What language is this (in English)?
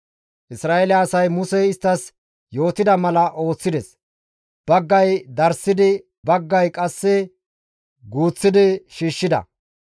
Gamo